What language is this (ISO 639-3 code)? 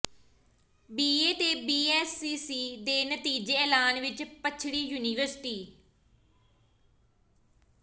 pan